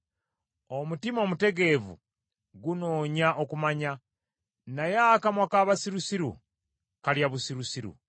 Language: Ganda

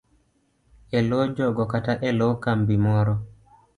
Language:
Luo (Kenya and Tanzania)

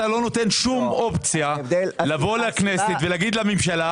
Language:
Hebrew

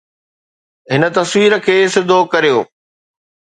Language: Sindhi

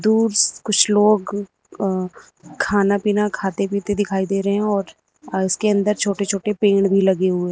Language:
Hindi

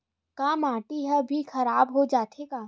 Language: Chhattisgarhi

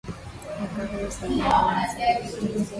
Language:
Swahili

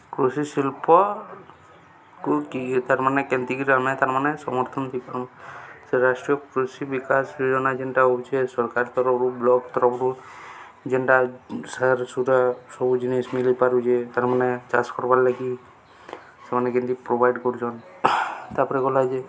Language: Odia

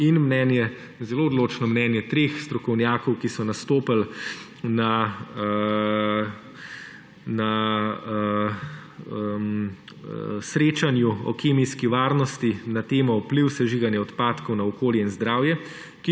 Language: Slovenian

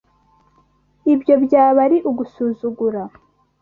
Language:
Kinyarwanda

